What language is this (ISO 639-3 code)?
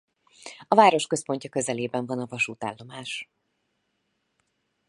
hun